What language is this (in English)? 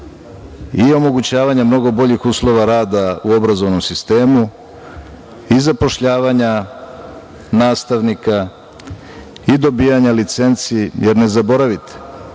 Serbian